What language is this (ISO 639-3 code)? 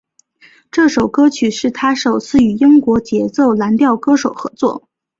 zho